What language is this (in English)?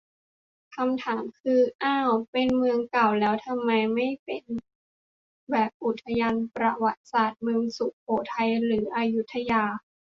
Thai